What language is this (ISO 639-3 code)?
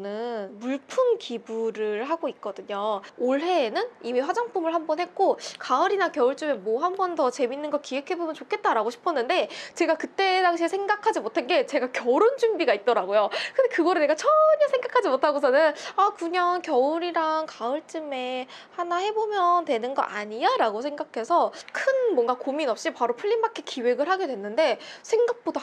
kor